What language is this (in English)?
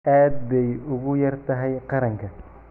Somali